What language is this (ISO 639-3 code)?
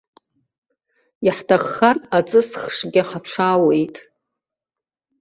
abk